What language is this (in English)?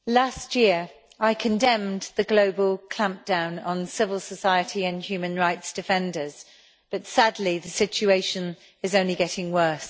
English